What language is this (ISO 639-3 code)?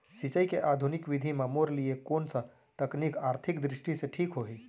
hne